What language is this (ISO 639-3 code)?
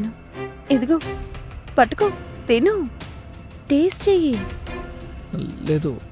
tel